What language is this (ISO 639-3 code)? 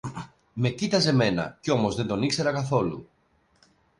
ell